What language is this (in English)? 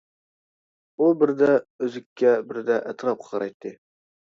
Uyghur